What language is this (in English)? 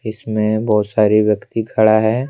Hindi